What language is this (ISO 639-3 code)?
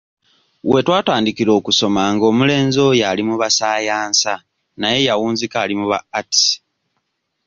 lug